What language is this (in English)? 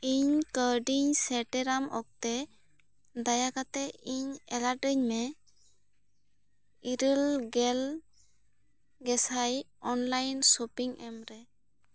Santali